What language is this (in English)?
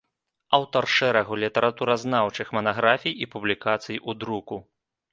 Belarusian